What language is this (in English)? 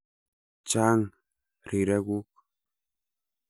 Kalenjin